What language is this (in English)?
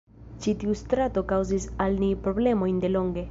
Esperanto